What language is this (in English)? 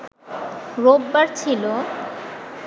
Bangla